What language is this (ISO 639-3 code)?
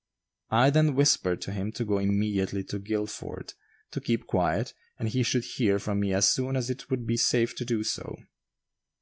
eng